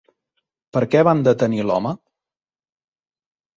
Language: Catalan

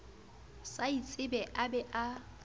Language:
Southern Sotho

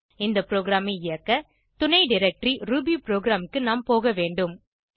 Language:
Tamil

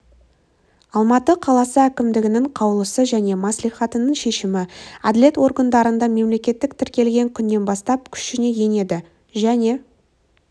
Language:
Kazakh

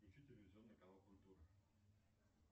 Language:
Russian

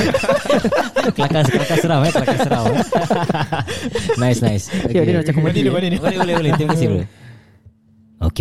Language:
Malay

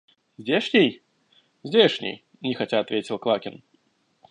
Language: Russian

